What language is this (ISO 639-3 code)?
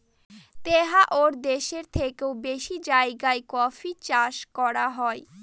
ben